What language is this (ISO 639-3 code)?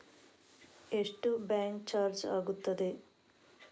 kan